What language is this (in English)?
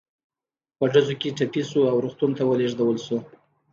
Pashto